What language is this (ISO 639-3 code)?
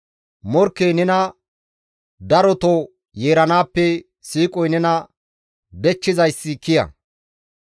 gmv